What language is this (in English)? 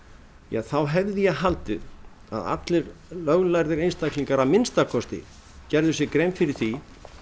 Icelandic